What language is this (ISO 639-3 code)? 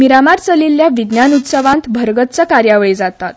kok